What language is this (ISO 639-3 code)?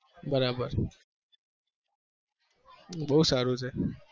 guj